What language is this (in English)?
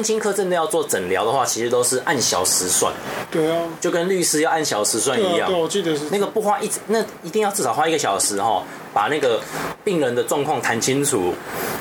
Chinese